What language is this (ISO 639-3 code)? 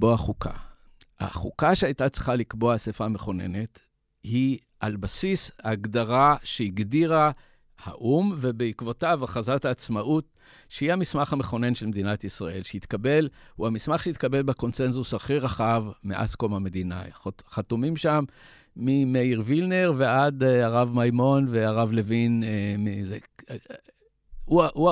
heb